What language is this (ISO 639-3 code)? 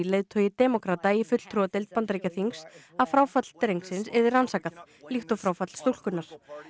isl